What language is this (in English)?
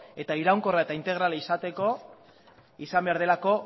Basque